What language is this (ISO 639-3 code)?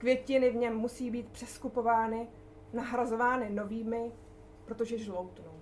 ces